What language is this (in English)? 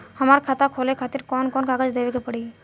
Bhojpuri